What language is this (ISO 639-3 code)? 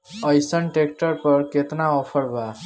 bho